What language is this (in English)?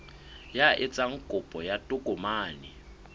Southern Sotho